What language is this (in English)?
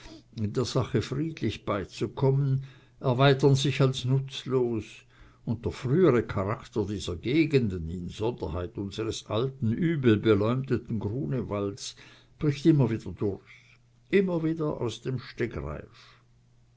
German